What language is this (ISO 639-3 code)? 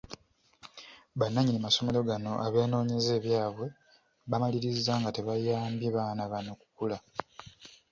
lug